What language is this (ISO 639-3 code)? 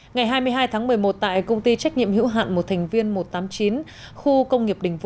vie